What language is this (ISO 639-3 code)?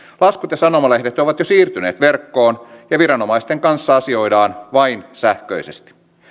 fin